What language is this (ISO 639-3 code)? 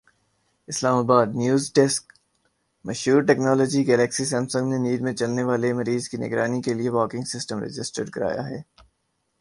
urd